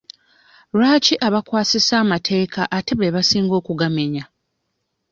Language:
Ganda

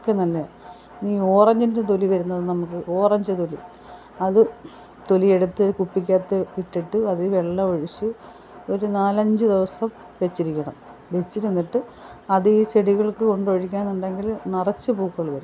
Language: Malayalam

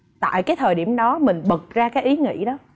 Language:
Vietnamese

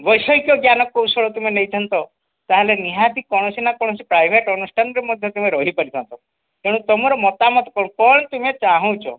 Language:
Odia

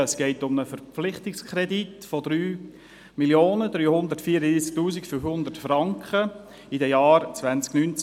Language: Swiss German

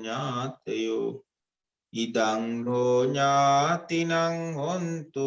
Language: Vietnamese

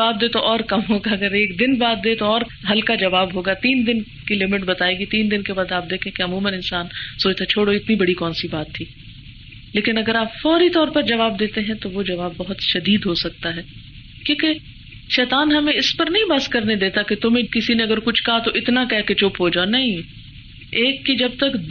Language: Urdu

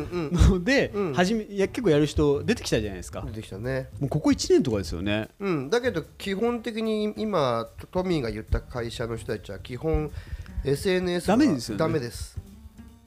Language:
Japanese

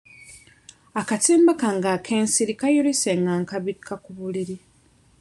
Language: Ganda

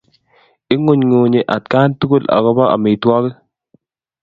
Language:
Kalenjin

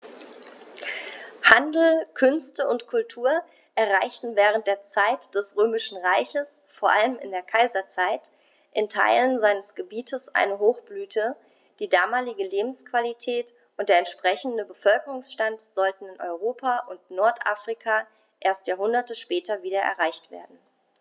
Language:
German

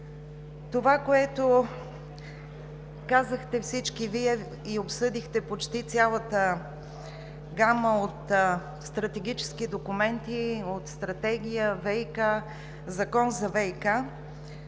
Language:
Bulgarian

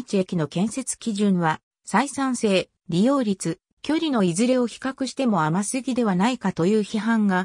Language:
Japanese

